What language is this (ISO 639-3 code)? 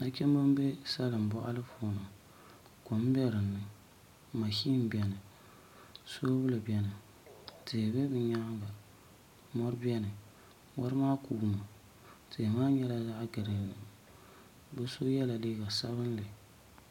dag